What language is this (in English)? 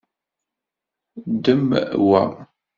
Kabyle